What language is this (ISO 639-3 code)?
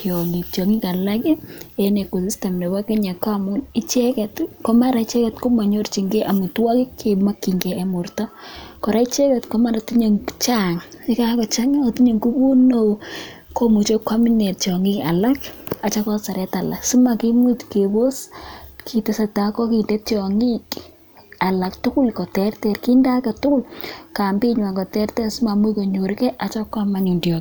kln